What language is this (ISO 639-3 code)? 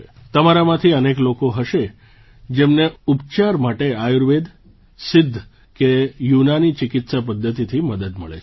guj